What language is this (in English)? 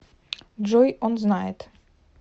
Russian